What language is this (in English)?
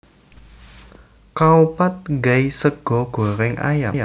Javanese